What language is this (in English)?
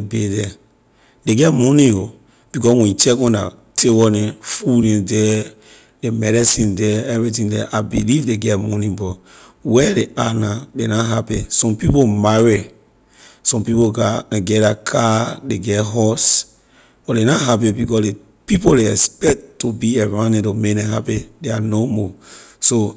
Liberian English